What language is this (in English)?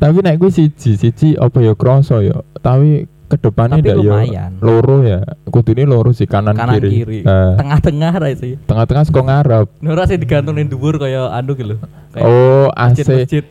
Indonesian